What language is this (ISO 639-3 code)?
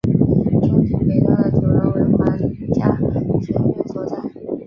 zho